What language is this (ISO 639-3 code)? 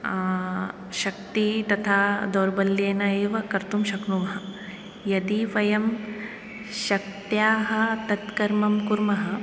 san